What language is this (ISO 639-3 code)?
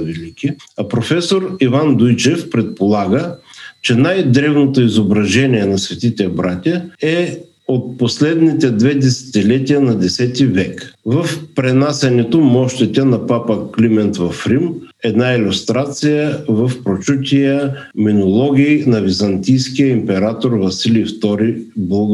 bul